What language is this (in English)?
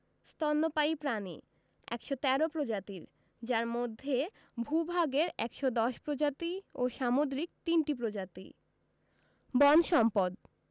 Bangla